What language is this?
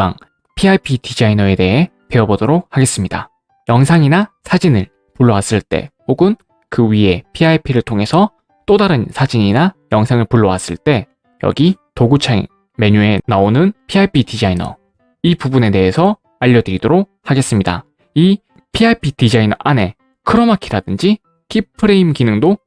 Korean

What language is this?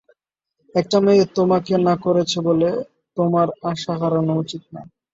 Bangla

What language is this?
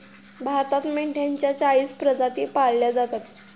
Marathi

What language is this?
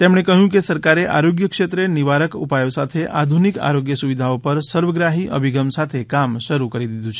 Gujarati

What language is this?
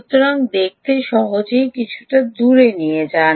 Bangla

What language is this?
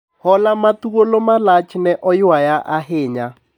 Luo (Kenya and Tanzania)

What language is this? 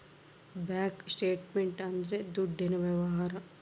Kannada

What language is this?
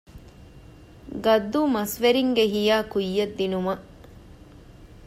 Divehi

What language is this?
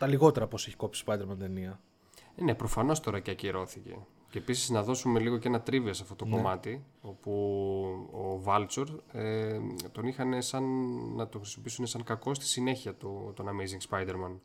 Greek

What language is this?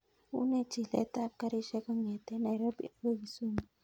Kalenjin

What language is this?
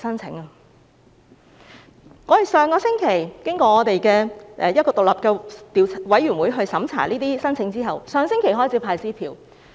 Cantonese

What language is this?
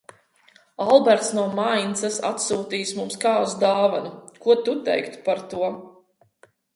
Latvian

